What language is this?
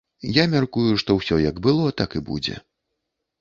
Belarusian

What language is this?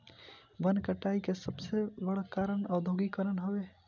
Bhojpuri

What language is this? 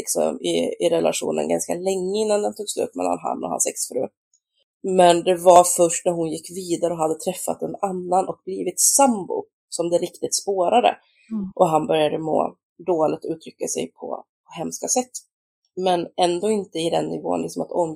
Swedish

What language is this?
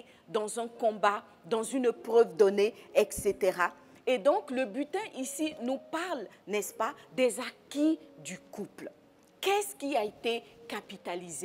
French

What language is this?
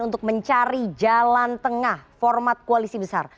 Indonesian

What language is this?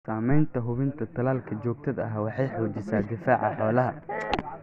Somali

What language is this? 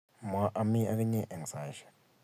Kalenjin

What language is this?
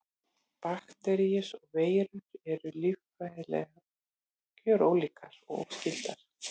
Icelandic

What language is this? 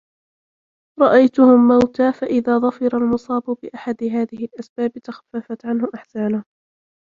Arabic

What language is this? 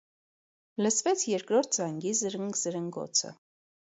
Armenian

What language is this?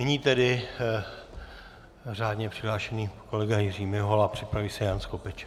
Czech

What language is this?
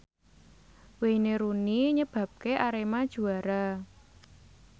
Javanese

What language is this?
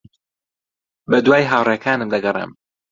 Central Kurdish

